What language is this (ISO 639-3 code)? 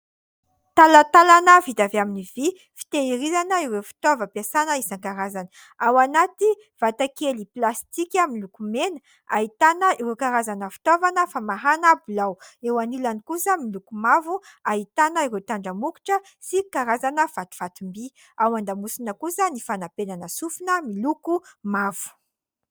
mlg